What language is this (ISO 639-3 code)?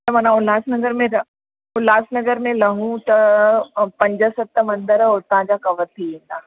snd